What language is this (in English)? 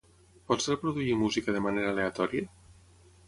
Catalan